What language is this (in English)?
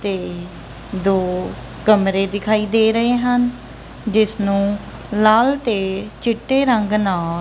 Punjabi